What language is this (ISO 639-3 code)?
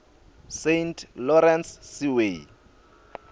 ssw